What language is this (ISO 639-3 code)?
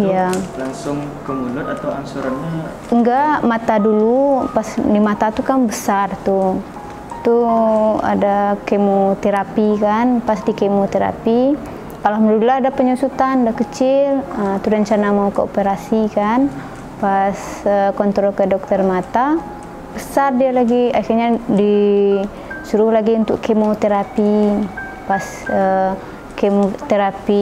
ind